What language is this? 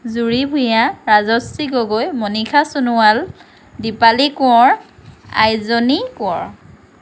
Assamese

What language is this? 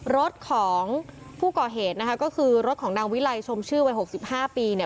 Thai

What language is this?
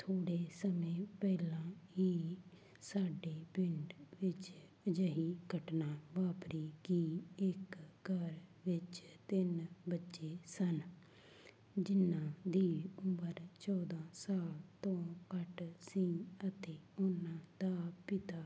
Punjabi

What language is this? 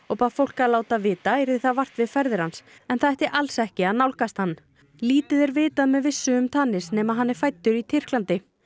Icelandic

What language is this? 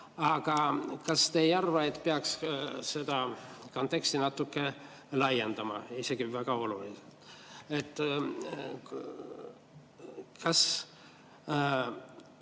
Estonian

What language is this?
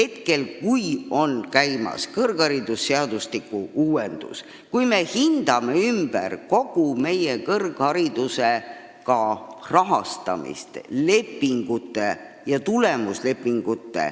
Estonian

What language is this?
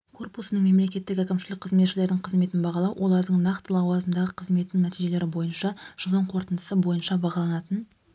Kazakh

